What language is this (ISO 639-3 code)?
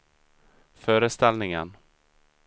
swe